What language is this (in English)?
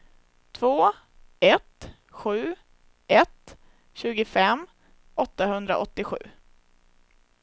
Swedish